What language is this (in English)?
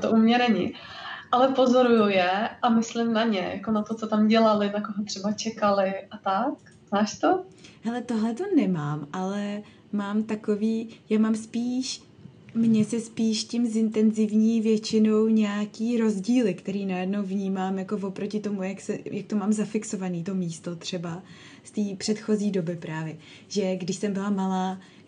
Czech